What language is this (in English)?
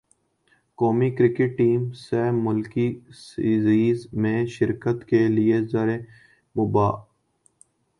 Urdu